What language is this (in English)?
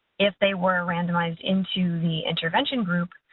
English